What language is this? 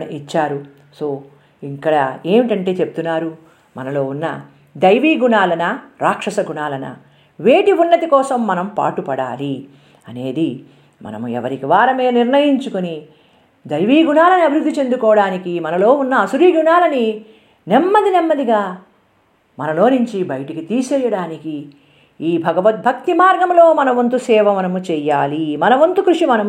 Telugu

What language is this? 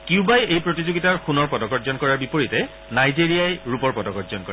Assamese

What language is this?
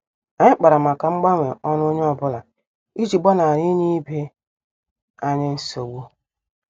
Igbo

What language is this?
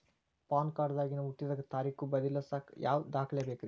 Kannada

